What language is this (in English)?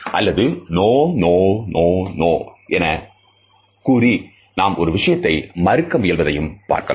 Tamil